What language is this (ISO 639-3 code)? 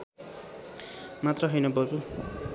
nep